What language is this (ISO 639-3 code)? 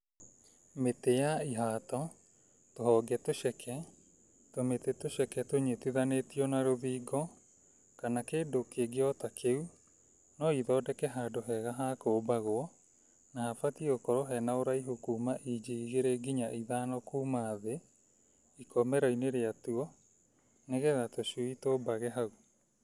kik